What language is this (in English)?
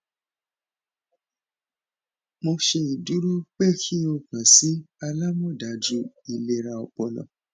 Yoruba